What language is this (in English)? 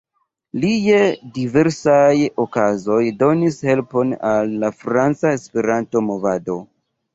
Esperanto